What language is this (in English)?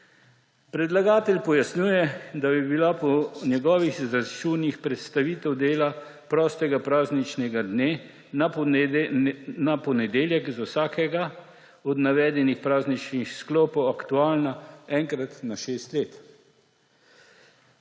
Slovenian